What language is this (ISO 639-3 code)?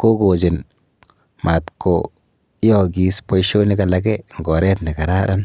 kln